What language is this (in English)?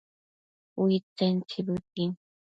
Matsés